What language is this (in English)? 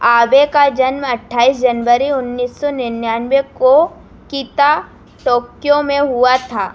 Hindi